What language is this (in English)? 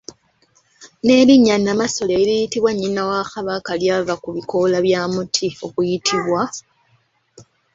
Ganda